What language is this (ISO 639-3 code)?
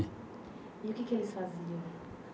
por